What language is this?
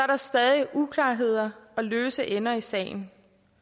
Danish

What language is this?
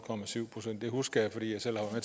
Danish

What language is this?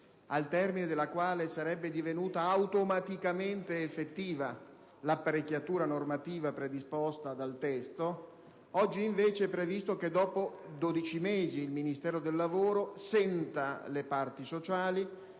Italian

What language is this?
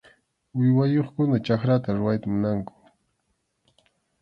Arequipa-La Unión Quechua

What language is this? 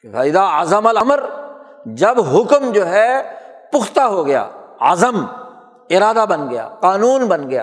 Urdu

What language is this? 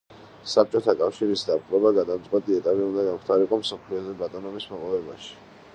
Georgian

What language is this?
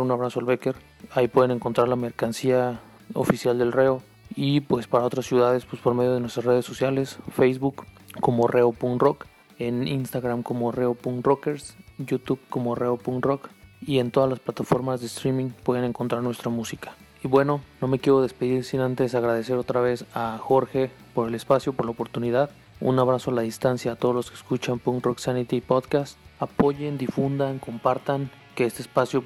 Spanish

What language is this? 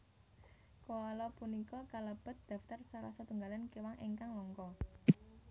Javanese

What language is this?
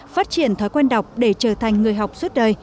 Vietnamese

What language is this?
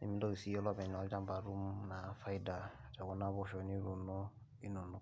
Masai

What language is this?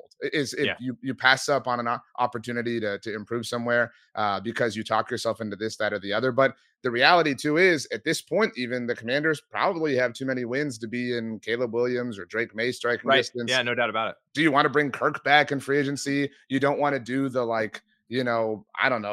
English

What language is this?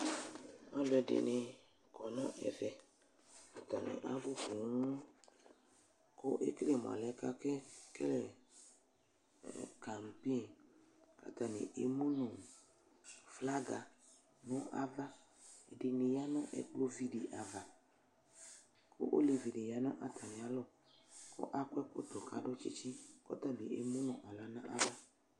Ikposo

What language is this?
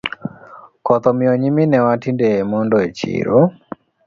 Luo (Kenya and Tanzania)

